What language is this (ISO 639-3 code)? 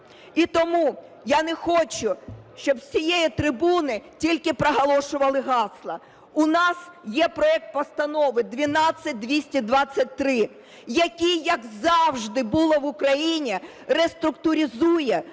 ukr